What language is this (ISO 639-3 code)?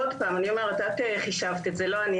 heb